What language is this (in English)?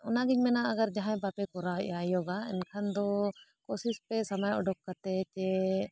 Santali